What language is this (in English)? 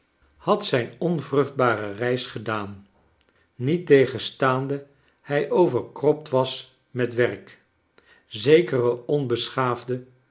Dutch